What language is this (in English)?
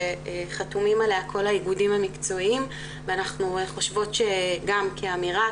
Hebrew